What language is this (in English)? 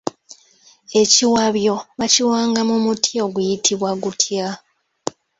Ganda